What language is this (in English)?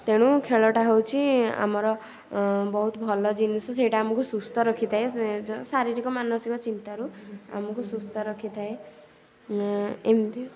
Odia